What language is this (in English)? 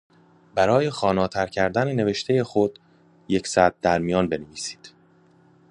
Persian